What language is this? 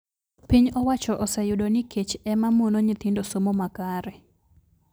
Luo (Kenya and Tanzania)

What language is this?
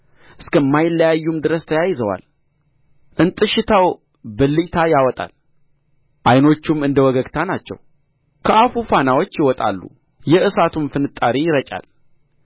Amharic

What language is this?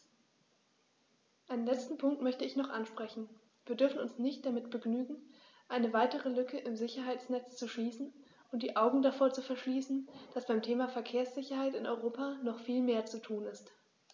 German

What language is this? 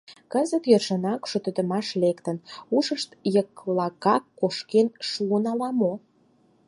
Mari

